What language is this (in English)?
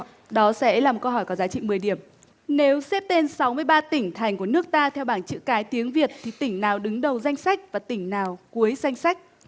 Vietnamese